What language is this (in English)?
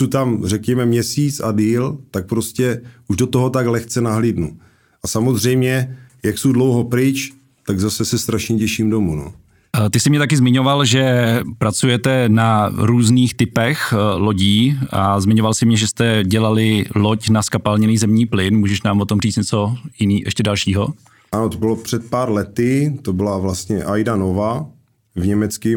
Czech